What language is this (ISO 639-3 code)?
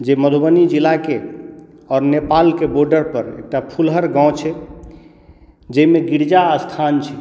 mai